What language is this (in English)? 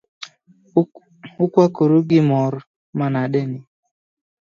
Luo (Kenya and Tanzania)